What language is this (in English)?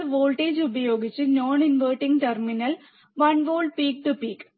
Malayalam